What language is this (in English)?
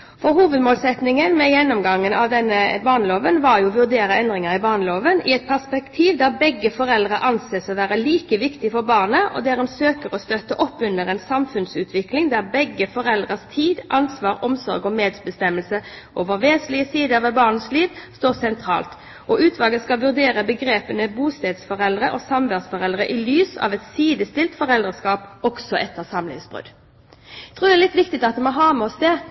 Norwegian Bokmål